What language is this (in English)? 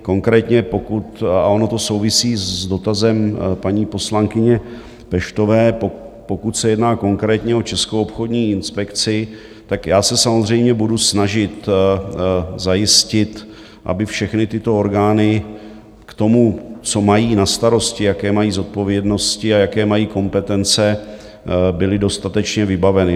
Czech